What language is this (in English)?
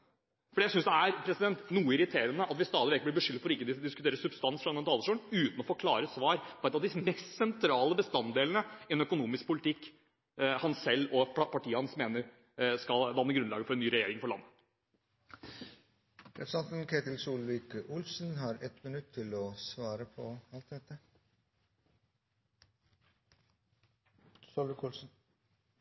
Norwegian